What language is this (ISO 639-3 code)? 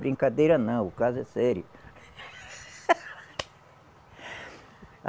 por